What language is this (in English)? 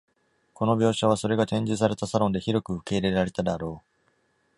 Japanese